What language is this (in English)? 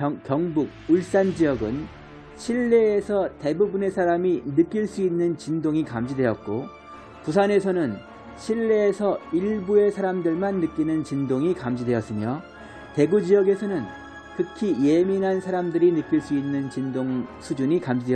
Korean